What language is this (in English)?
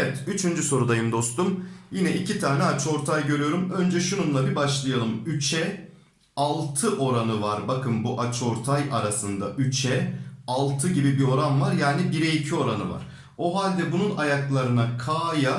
Turkish